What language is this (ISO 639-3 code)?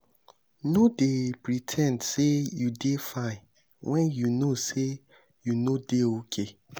pcm